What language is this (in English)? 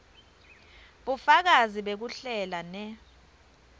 Swati